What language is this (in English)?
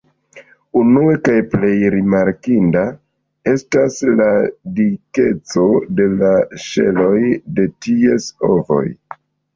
Esperanto